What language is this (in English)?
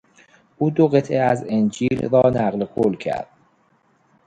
Persian